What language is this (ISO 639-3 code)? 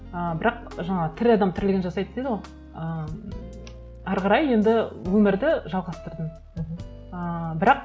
kaz